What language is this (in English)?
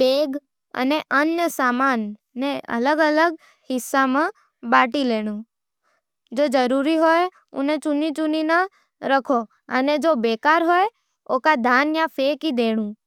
Nimadi